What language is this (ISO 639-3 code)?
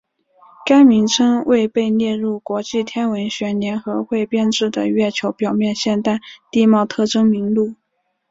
zho